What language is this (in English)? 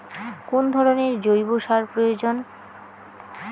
Bangla